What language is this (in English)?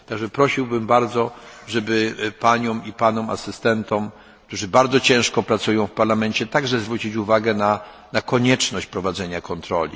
Polish